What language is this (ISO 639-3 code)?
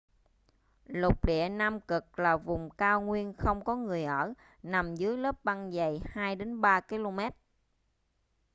vie